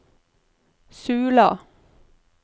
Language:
Norwegian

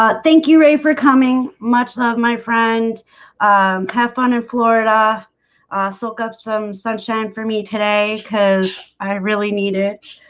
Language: English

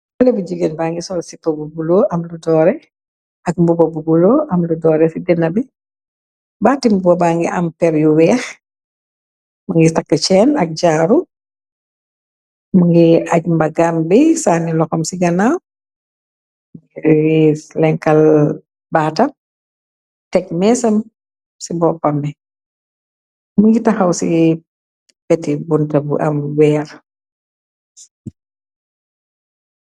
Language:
Wolof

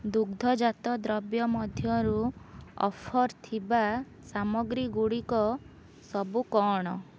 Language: Odia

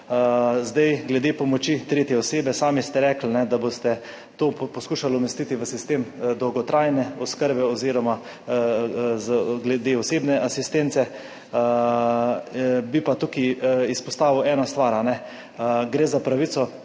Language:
Slovenian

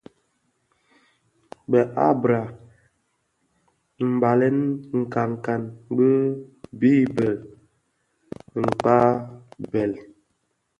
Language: Bafia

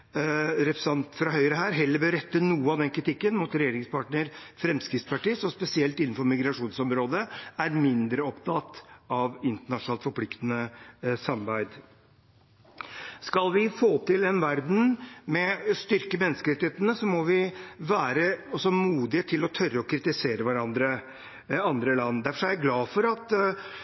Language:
Norwegian Bokmål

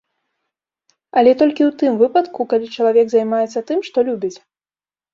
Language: Belarusian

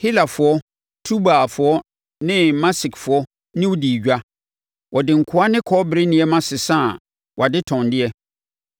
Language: Akan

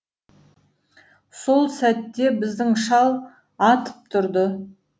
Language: Kazakh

